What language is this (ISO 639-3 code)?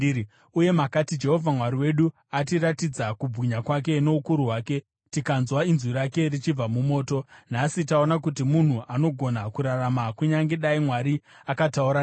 sna